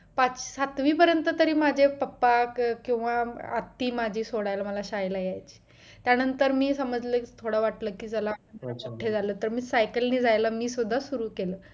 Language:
Marathi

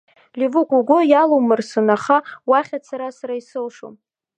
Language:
Abkhazian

